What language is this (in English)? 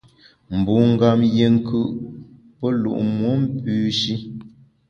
Bamun